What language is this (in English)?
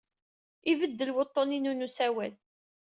Kabyle